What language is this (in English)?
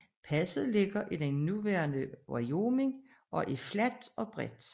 Danish